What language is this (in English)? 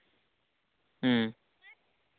Santali